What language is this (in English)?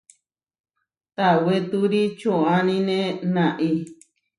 Huarijio